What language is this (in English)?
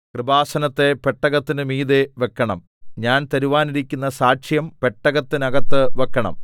Malayalam